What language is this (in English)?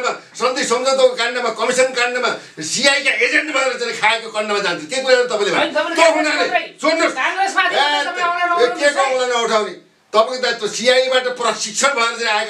Arabic